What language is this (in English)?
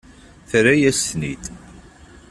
Kabyle